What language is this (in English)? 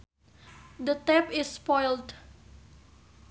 Sundanese